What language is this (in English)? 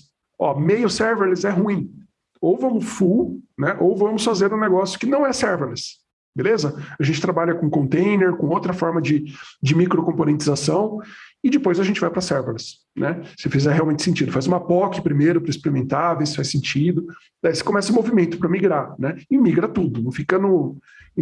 Portuguese